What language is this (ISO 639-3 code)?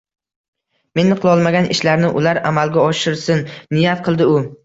uzb